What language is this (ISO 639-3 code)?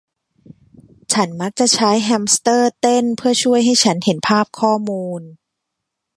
tha